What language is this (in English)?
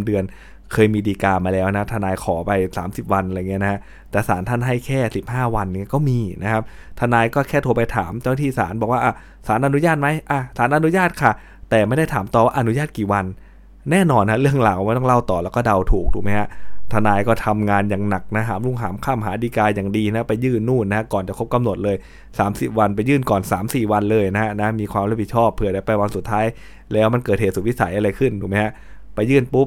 Thai